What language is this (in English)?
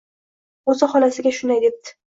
Uzbek